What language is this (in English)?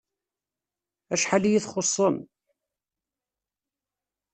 Kabyle